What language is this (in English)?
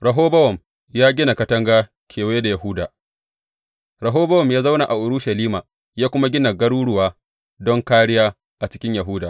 Hausa